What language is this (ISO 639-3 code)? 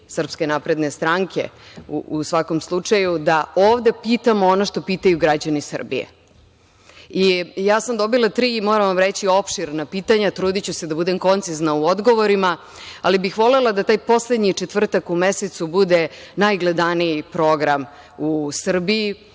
srp